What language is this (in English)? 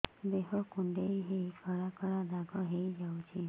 Odia